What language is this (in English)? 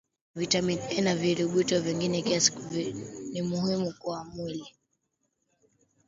Swahili